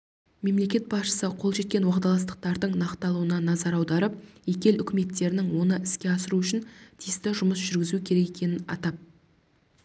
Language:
Kazakh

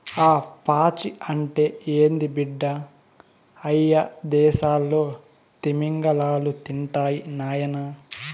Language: Telugu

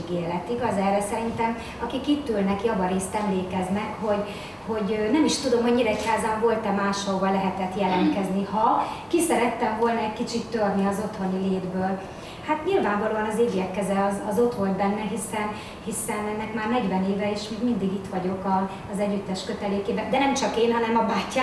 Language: Hungarian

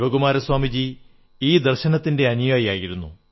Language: Malayalam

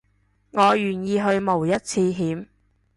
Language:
Cantonese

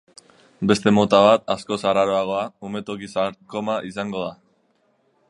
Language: Basque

